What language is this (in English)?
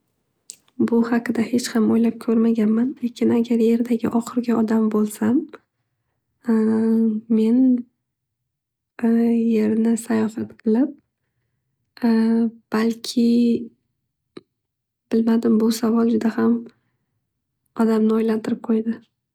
Uzbek